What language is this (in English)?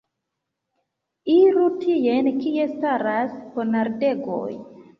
Esperanto